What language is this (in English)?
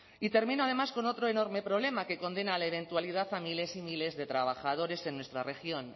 Spanish